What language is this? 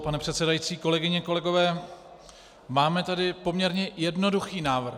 Czech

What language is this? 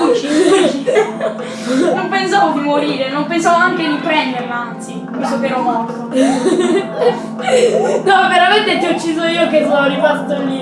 Italian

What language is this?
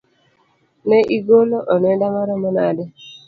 Luo (Kenya and Tanzania)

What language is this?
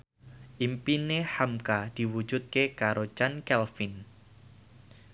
Javanese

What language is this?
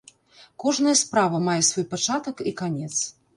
Belarusian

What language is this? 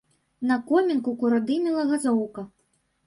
Belarusian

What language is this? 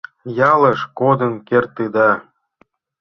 Mari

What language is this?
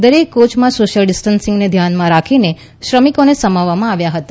Gujarati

